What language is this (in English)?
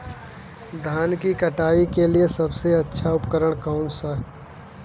Hindi